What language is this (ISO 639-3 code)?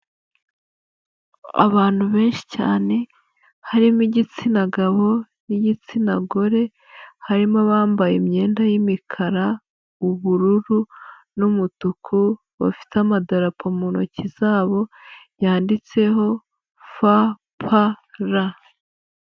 kin